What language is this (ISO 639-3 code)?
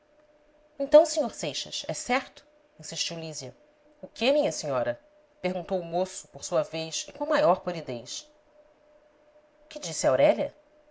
por